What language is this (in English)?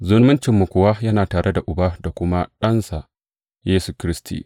Hausa